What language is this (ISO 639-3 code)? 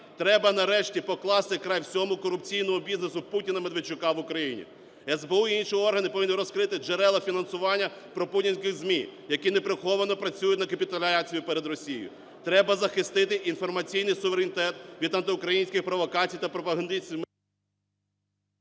ukr